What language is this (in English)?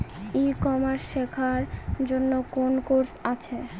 Bangla